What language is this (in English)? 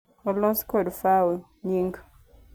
Luo (Kenya and Tanzania)